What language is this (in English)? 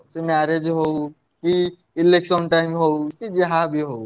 Odia